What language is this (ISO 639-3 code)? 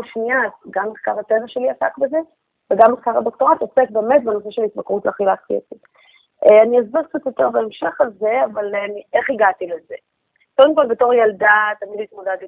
heb